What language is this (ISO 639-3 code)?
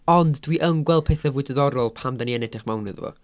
cym